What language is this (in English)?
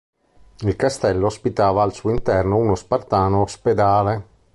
Italian